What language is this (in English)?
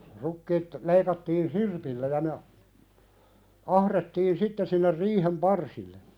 Finnish